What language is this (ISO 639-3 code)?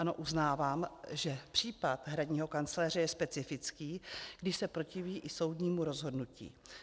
ces